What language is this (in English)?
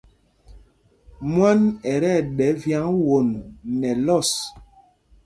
Mpumpong